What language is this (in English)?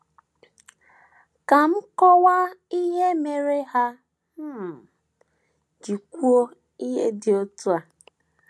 Igbo